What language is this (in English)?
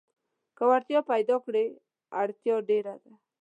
Pashto